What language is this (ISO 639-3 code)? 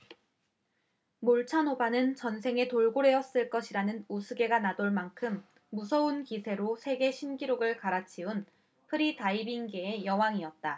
kor